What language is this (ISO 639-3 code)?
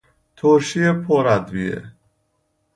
fas